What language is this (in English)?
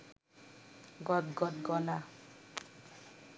Bangla